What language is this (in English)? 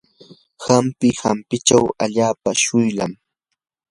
Yanahuanca Pasco Quechua